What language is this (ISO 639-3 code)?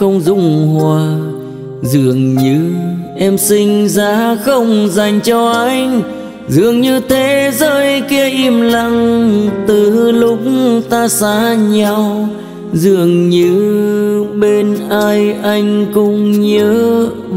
vie